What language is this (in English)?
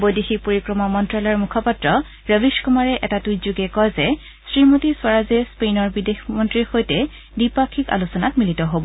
Assamese